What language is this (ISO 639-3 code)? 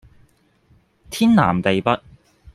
yue